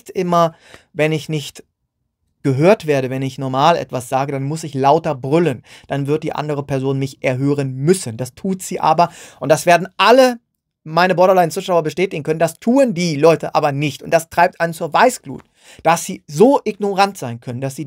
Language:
German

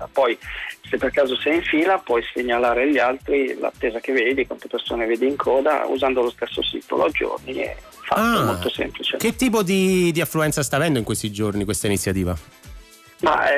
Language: Italian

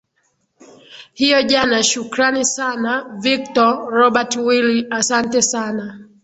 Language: Swahili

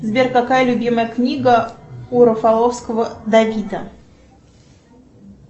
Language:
Russian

